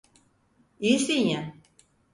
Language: Turkish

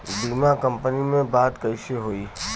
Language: Bhojpuri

